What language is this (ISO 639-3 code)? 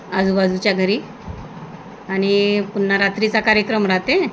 mar